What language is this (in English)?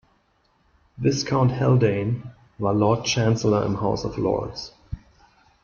German